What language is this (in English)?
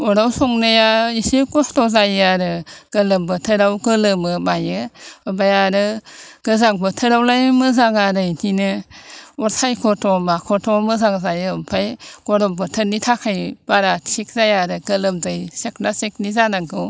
Bodo